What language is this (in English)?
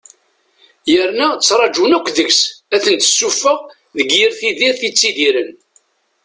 Kabyle